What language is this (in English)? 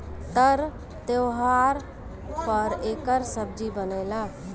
Bhojpuri